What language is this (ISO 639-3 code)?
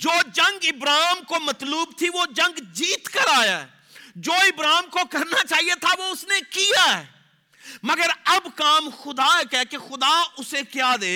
urd